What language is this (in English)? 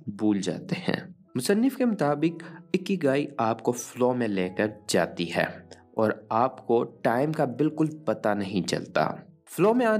Urdu